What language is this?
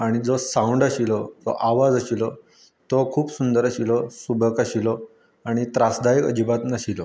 Konkani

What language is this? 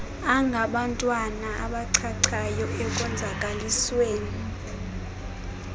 Xhosa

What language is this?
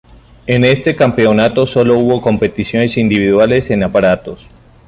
Spanish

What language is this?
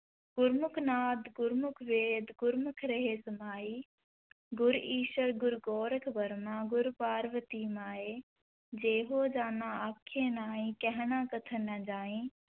Punjabi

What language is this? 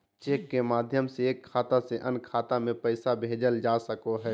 Magahi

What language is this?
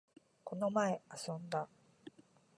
Japanese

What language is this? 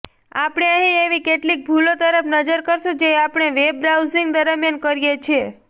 Gujarati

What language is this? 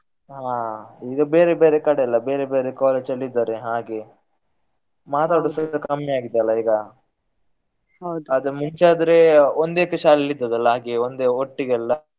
Kannada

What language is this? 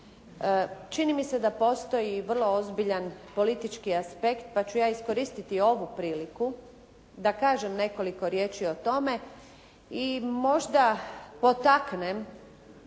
Croatian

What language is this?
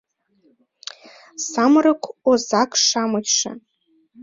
Mari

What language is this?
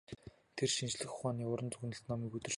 Mongolian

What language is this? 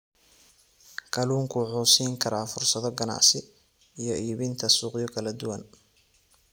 Somali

